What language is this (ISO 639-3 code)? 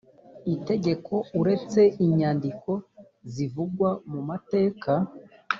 kin